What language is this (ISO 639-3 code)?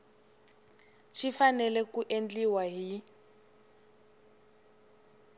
tso